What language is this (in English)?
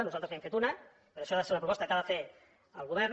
Catalan